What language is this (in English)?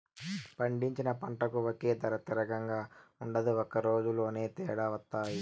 Telugu